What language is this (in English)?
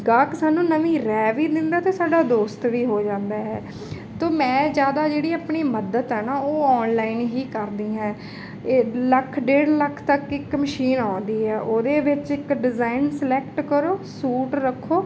Punjabi